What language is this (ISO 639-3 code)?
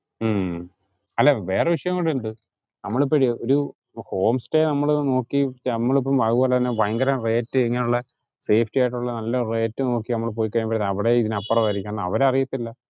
mal